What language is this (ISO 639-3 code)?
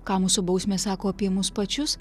lit